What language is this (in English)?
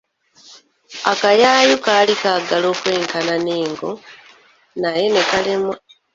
Ganda